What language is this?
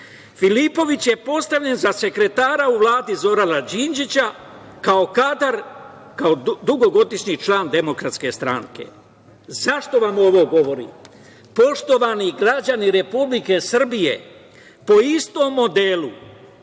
Serbian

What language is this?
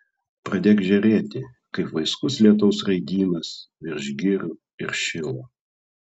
Lithuanian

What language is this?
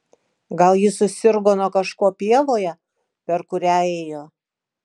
Lithuanian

